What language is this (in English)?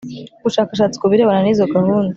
Kinyarwanda